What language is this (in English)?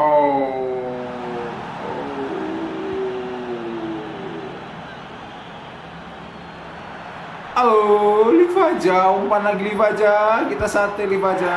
Indonesian